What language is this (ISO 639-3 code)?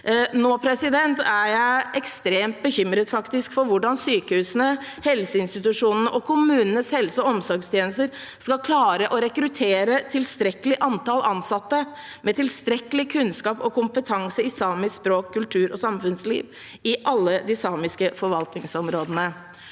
nor